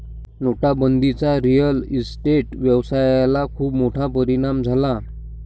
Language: Marathi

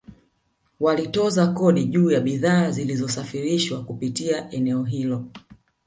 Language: Swahili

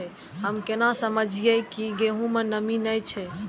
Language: Maithili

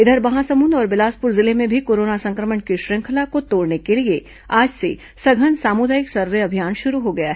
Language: Hindi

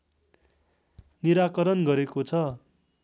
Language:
Nepali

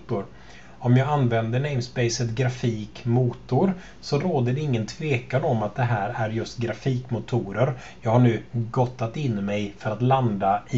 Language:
Swedish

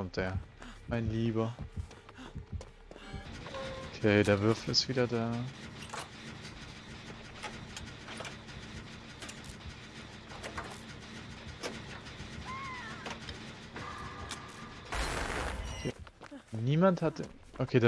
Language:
German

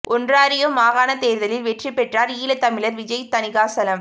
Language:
Tamil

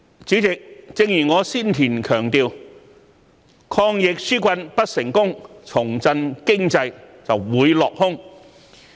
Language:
Cantonese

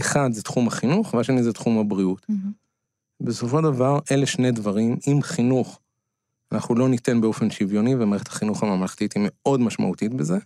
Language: Hebrew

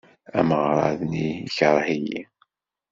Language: Kabyle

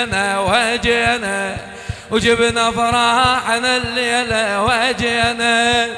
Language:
Arabic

